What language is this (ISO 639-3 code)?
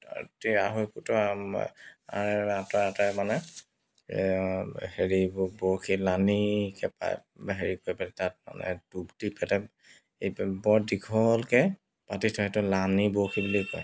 asm